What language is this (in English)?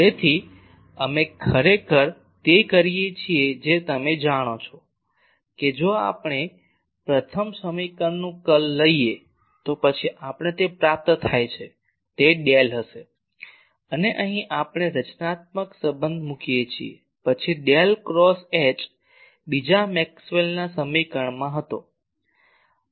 Gujarati